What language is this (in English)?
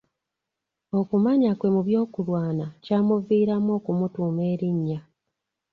Ganda